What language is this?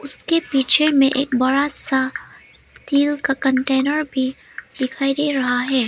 Hindi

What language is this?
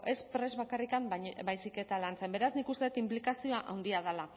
Basque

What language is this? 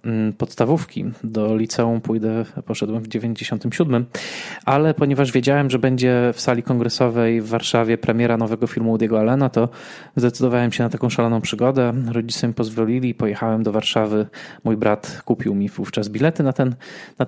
Polish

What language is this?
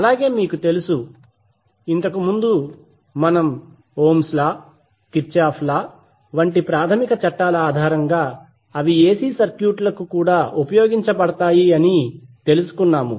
Telugu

